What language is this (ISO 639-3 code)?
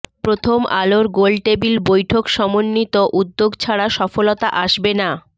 ben